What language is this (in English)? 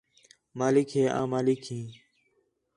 Khetrani